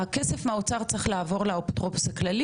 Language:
Hebrew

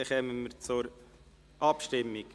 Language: Swiss German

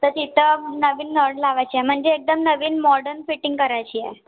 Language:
Marathi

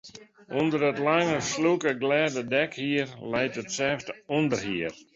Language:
Western Frisian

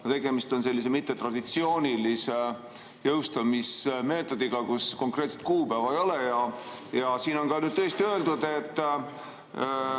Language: Estonian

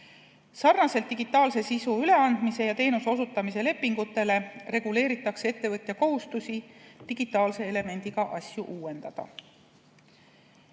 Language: Estonian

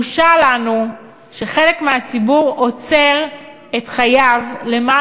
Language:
Hebrew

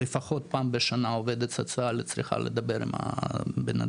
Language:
Hebrew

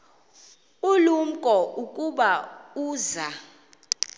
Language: Xhosa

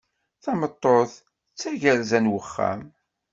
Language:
Kabyle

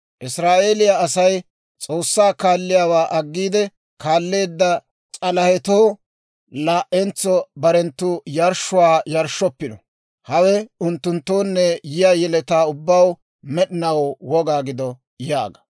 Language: Dawro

